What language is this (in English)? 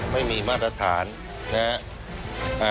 Thai